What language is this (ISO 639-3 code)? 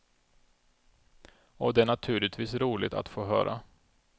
swe